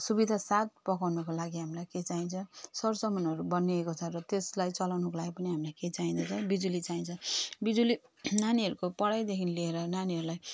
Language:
Nepali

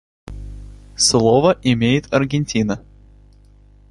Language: Russian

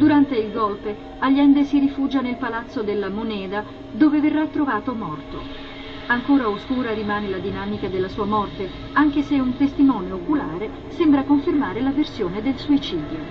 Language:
Italian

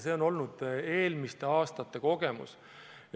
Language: Estonian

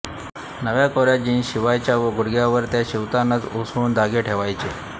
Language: Marathi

